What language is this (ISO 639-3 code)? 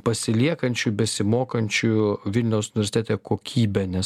lit